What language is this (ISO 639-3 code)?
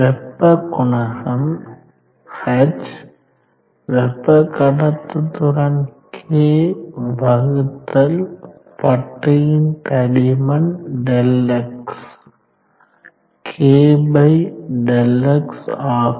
tam